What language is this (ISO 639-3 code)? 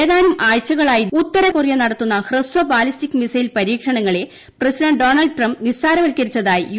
mal